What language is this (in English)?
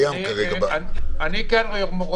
Hebrew